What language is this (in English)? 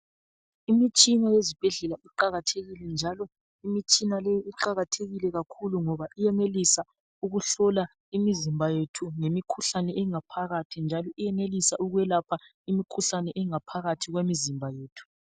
North Ndebele